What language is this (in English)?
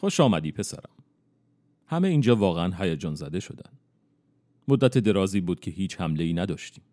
Persian